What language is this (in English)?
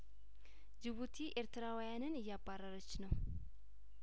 Amharic